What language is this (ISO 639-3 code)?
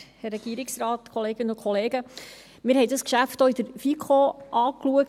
gsw